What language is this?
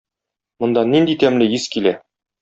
Tatar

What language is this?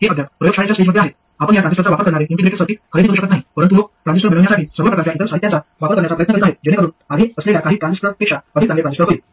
Marathi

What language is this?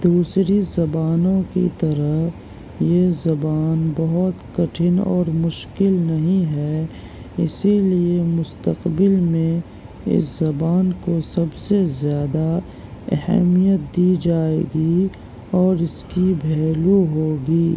Urdu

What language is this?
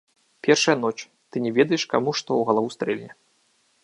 Belarusian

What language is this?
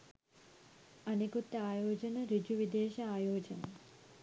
Sinhala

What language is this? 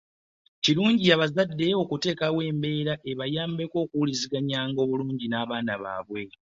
Ganda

